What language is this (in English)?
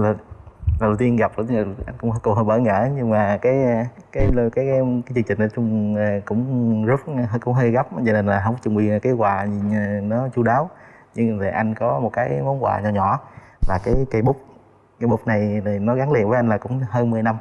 Vietnamese